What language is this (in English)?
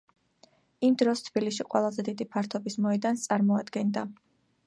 Georgian